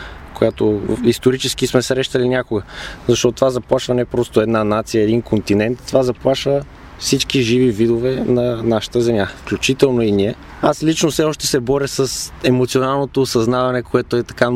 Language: Bulgarian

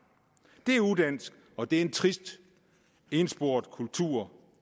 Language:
Danish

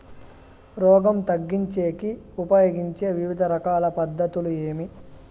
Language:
Telugu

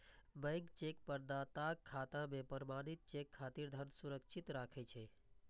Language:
Maithili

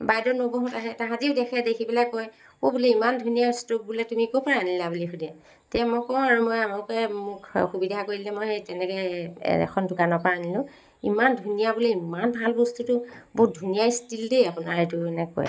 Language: Assamese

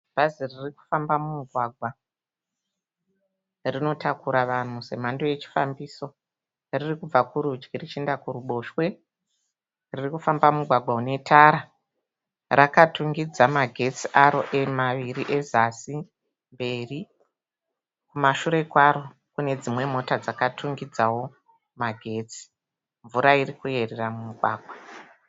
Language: Shona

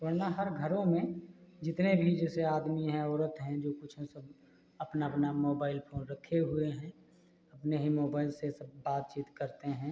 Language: Hindi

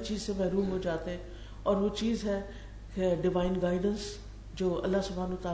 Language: Urdu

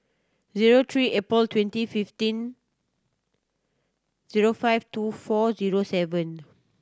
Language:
English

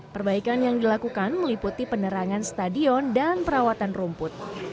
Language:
Indonesian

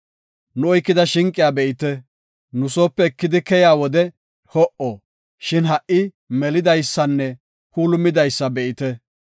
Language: Gofa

